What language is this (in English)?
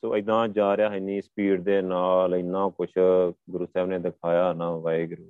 Punjabi